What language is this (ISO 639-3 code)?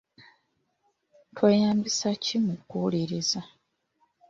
lug